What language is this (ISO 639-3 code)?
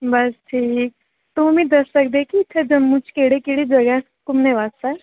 doi